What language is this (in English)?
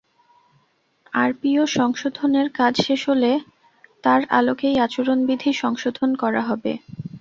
Bangla